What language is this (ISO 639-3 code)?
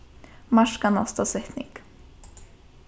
fao